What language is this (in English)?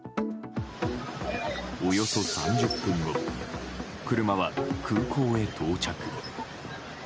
Japanese